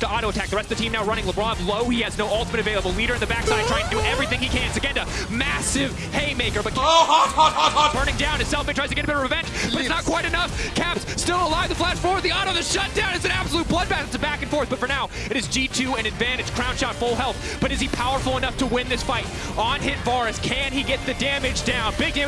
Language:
English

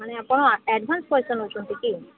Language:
Odia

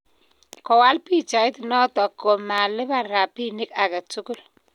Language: Kalenjin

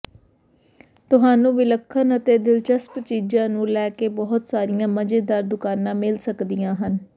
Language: Punjabi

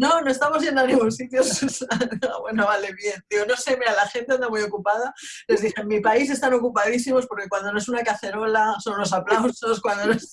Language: Spanish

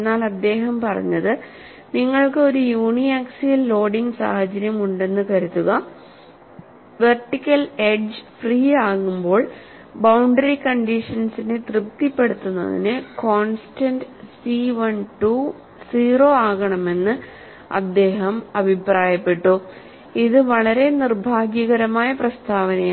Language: Malayalam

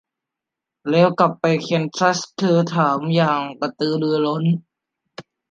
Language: Thai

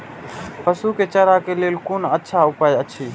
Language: Maithili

